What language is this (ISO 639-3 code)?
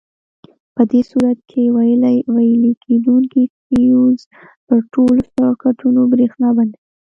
pus